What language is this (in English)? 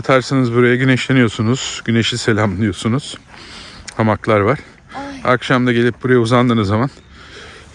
Turkish